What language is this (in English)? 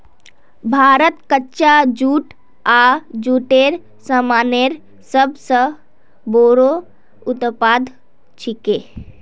Magahi